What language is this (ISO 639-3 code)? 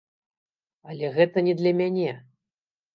bel